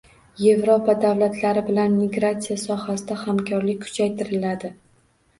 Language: Uzbek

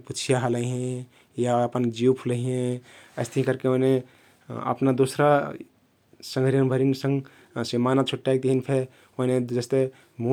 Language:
Kathoriya Tharu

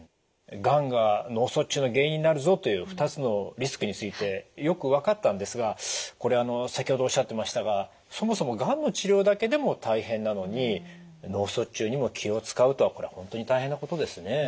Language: Japanese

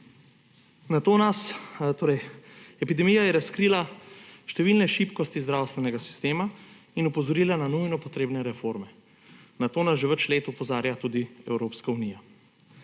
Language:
Slovenian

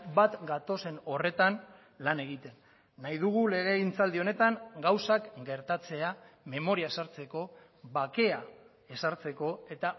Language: Basque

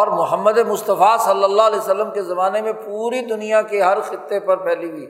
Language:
Urdu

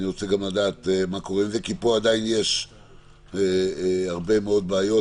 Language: Hebrew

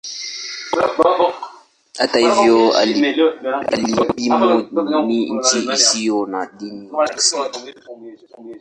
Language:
Swahili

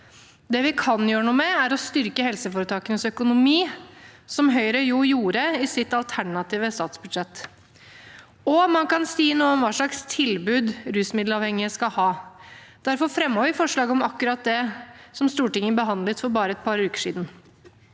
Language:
Norwegian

